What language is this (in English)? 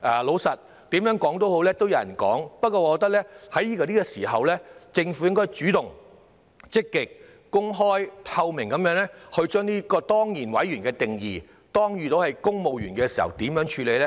Cantonese